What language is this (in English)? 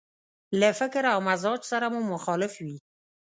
Pashto